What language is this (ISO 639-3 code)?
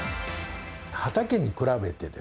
jpn